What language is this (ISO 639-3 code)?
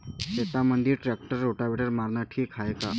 mar